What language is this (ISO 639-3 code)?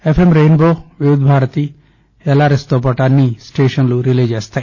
tel